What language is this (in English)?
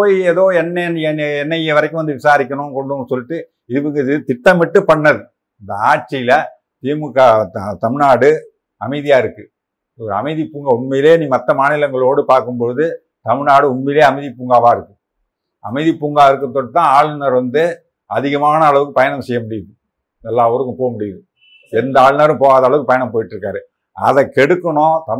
Tamil